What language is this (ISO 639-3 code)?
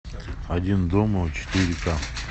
rus